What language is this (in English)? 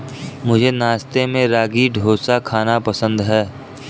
Hindi